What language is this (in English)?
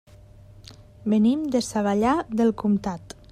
Catalan